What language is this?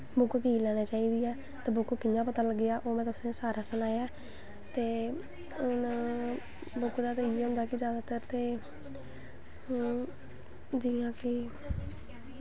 Dogri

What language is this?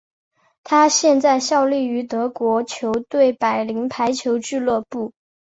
Chinese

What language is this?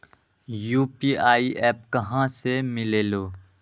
Magahi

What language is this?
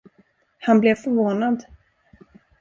Swedish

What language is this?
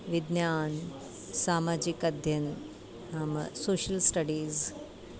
Sanskrit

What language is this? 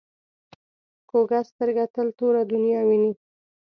Pashto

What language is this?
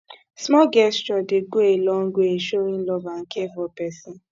Nigerian Pidgin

